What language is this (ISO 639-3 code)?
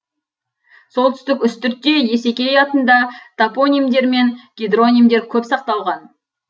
kaz